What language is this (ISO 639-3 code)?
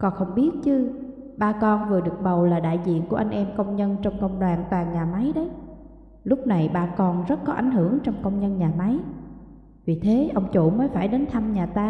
vie